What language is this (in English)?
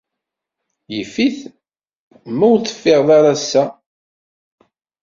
Kabyle